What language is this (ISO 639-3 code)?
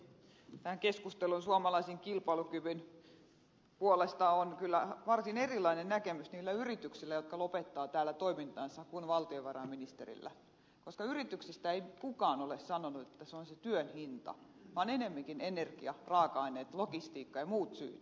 fin